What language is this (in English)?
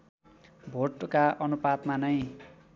Nepali